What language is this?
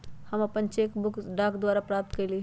Magahi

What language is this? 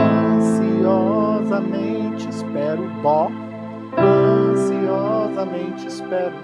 Portuguese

